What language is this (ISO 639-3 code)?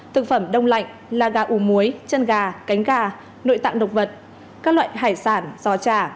vie